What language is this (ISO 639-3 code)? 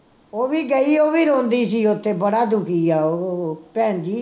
pan